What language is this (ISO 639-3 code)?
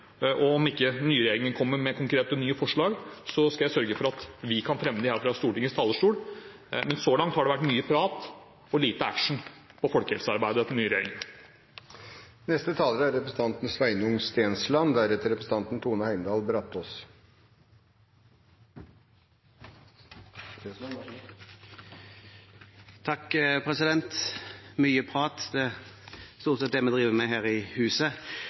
nob